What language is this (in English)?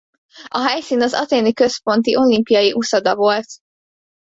Hungarian